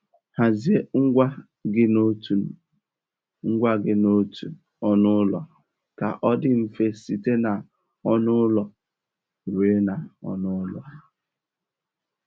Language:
Igbo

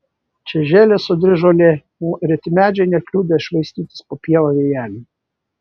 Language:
Lithuanian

